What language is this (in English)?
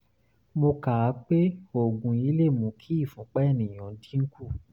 Yoruba